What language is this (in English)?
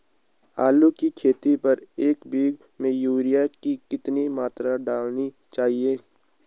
Hindi